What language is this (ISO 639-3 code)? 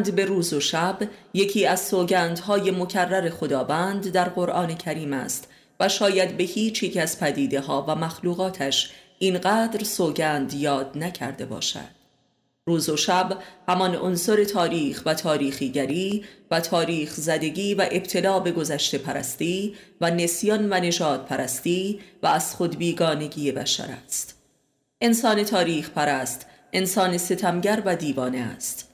fas